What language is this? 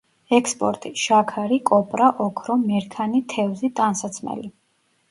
Georgian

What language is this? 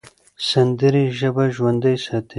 Pashto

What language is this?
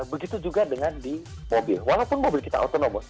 Indonesian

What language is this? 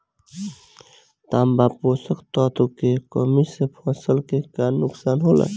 Bhojpuri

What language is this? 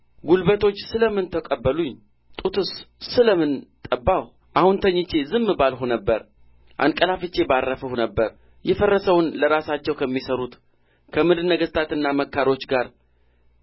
Amharic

